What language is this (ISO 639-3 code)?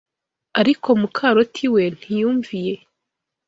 kin